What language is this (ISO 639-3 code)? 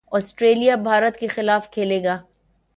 urd